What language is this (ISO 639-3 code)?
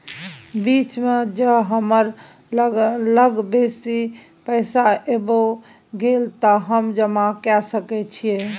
mai